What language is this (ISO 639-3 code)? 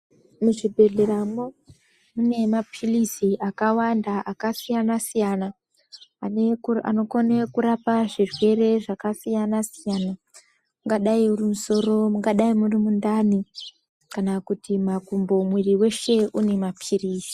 ndc